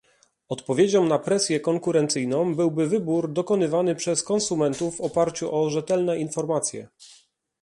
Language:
Polish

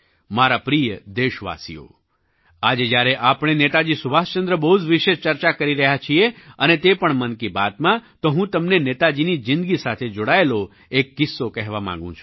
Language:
Gujarati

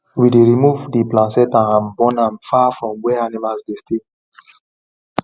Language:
Nigerian Pidgin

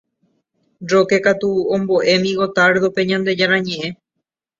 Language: Guarani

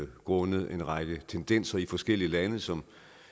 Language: Danish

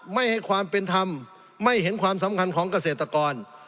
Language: Thai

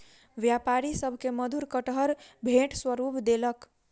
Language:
Maithili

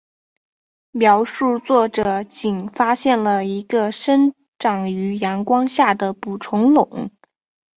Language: Chinese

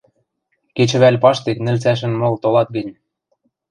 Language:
Western Mari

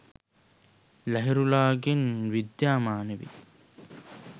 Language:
Sinhala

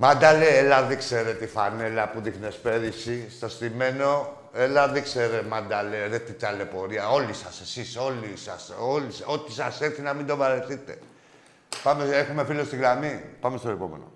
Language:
Greek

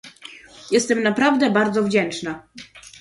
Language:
Polish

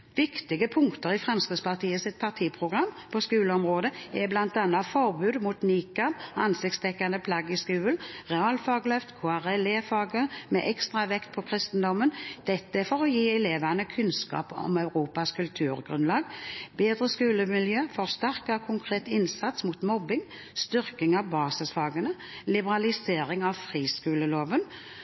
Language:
Norwegian Bokmål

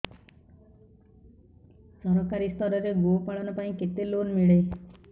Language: Odia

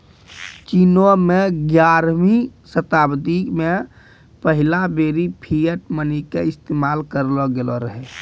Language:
Maithili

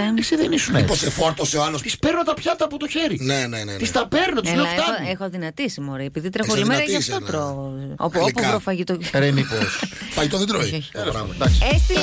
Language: Greek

